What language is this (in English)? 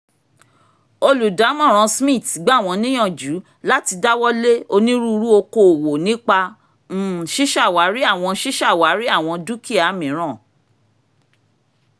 Yoruba